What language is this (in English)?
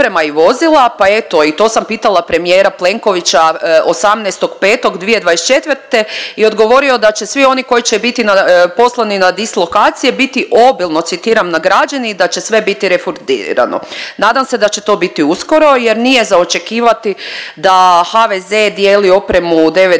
Croatian